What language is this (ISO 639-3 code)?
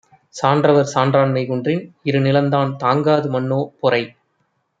tam